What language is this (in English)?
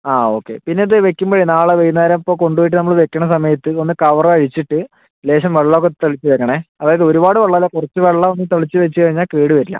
Malayalam